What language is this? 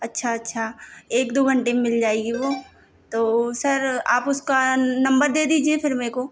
Hindi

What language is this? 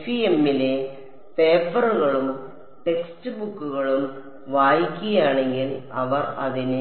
Malayalam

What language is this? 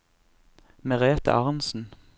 Norwegian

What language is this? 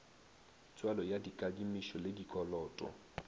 Northern Sotho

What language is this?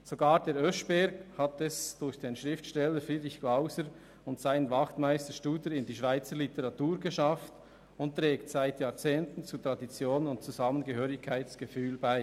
Swiss German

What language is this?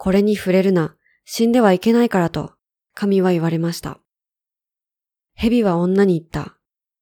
Japanese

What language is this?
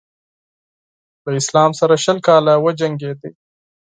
Pashto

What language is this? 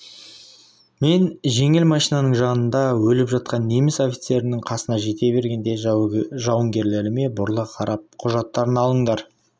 Kazakh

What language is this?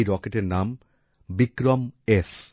Bangla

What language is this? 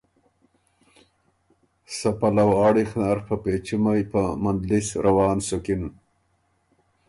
Ormuri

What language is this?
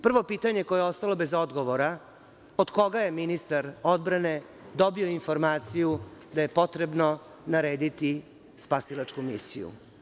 Serbian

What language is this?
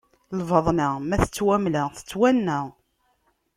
Kabyle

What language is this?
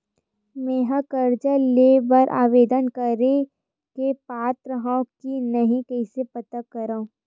Chhattisgarhi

